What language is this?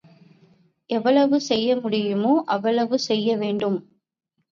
Tamil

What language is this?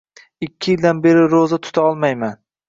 Uzbek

